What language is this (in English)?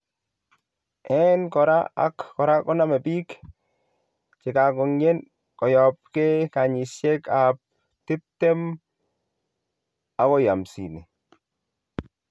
Kalenjin